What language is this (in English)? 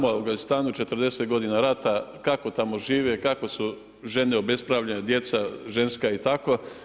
Croatian